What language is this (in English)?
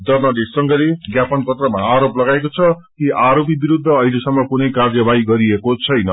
Nepali